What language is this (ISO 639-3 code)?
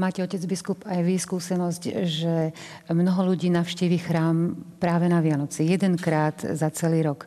slk